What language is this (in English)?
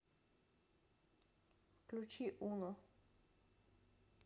Russian